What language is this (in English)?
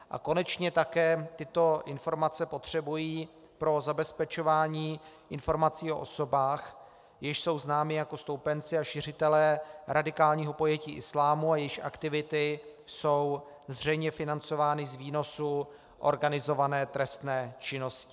Czech